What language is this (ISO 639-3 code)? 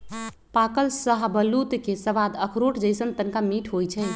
mag